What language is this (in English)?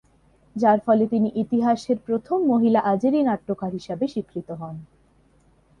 Bangla